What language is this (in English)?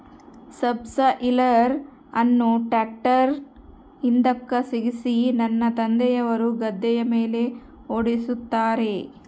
Kannada